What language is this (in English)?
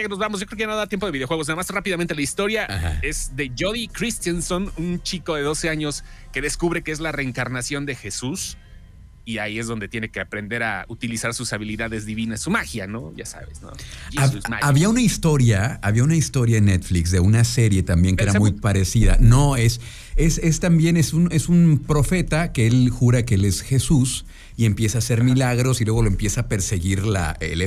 Spanish